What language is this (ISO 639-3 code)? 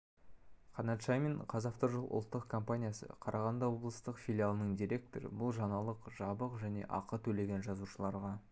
kaz